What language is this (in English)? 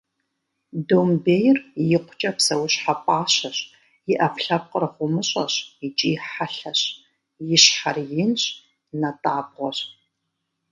Kabardian